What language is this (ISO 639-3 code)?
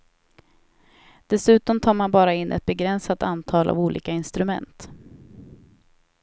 swe